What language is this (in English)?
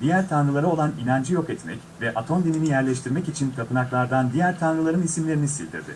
Turkish